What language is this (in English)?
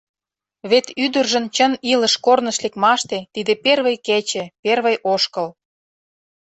Mari